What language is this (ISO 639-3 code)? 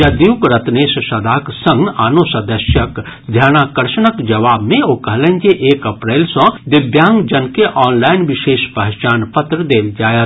mai